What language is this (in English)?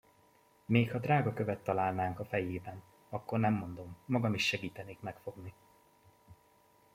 Hungarian